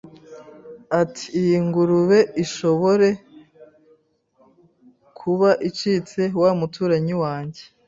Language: Kinyarwanda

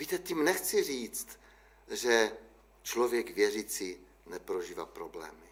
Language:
Czech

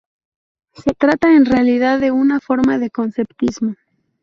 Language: Spanish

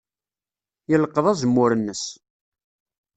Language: Kabyle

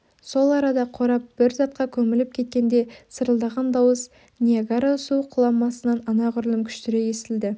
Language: Kazakh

